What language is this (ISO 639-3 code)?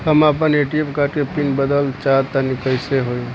bho